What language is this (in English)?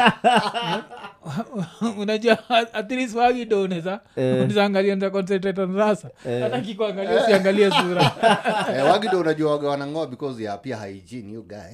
Swahili